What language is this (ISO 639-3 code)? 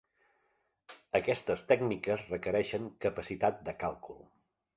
cat